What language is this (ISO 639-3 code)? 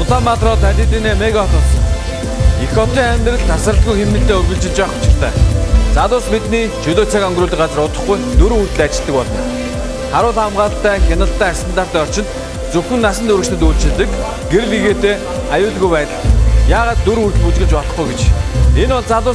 tur